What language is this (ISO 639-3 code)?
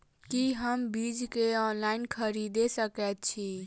mai